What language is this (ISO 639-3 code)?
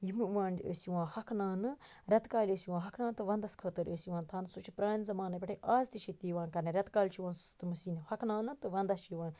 kas